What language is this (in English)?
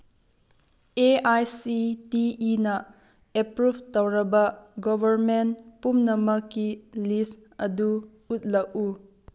Manipuri